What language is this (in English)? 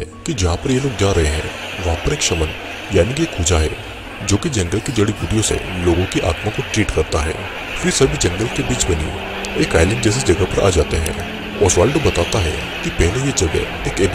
Hindi